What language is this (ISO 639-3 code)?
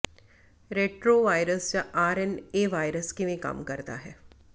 pan